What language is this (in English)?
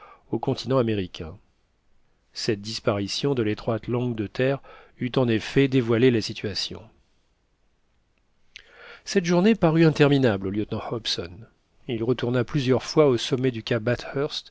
French